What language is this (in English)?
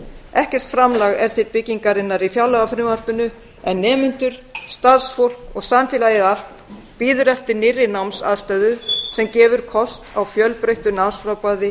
Icelandic